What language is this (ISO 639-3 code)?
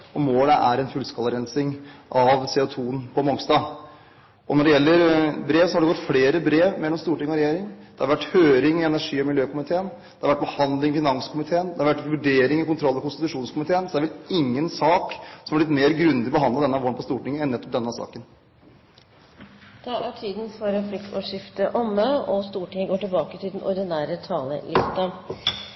nor